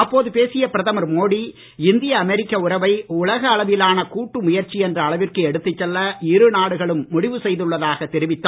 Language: Tamil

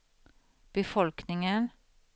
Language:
Swedish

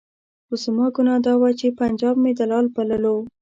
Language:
Pashto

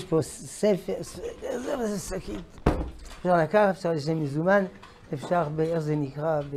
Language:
Hebrew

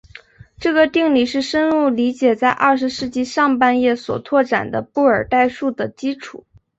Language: Chinese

